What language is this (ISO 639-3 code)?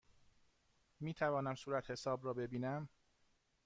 fas